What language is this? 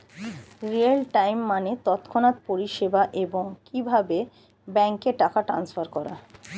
Bangla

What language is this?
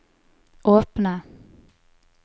Norwegian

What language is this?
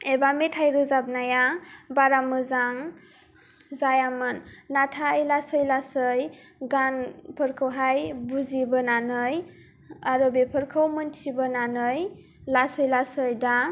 Bodo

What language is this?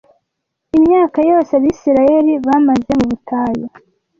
Kinyarwanda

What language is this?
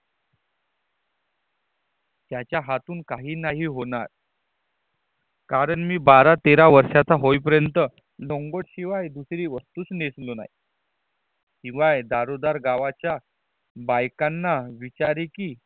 Marathi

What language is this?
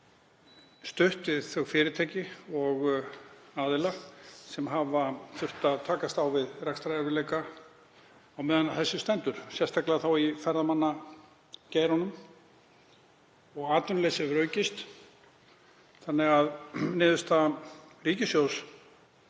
Icelandic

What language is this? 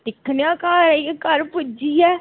Dogri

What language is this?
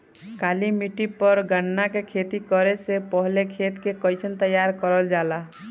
Bhojpuri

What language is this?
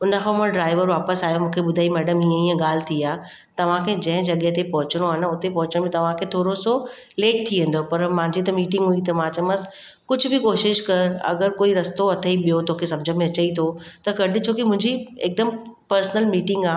Sindhi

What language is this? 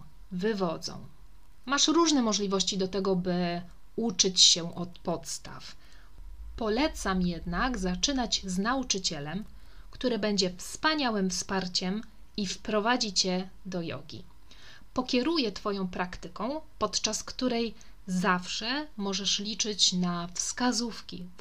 Polish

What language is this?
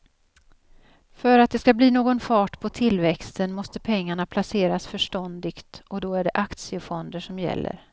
Swedish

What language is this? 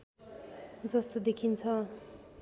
Nepali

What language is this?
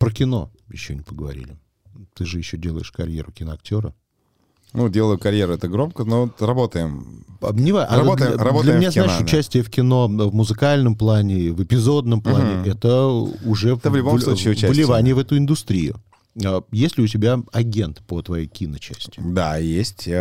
Russian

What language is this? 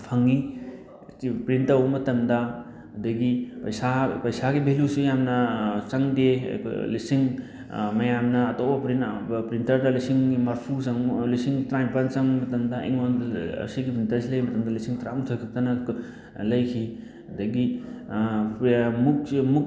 Manipuri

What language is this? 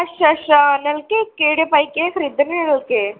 Dogri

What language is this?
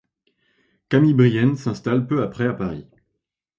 French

